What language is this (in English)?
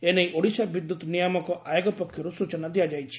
Odia